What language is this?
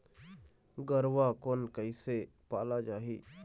Chhattisgarhi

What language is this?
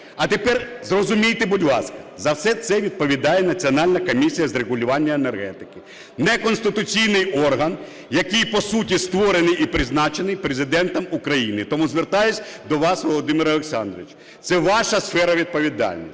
Ukrainian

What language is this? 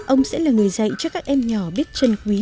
Vietnamese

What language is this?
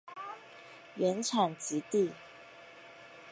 Chinese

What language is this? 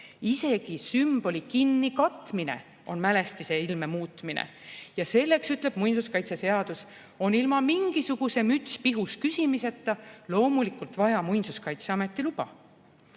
Estonian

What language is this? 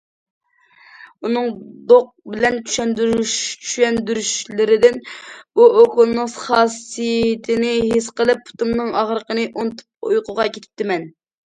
Uyghur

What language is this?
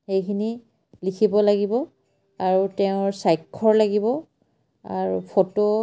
Assamese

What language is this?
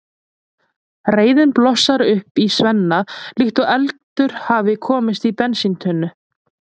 Icelandic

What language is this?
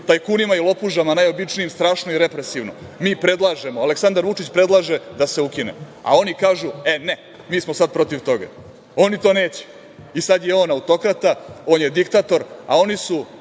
Serbian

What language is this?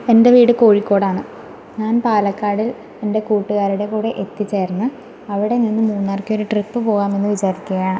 Malayalam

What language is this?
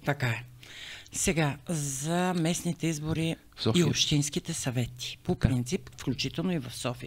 Bulgarian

